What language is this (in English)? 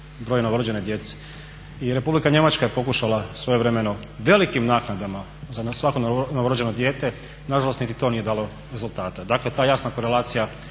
Croatian